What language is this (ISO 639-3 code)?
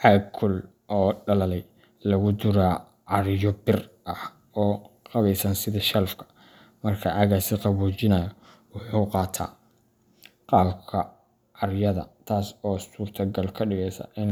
som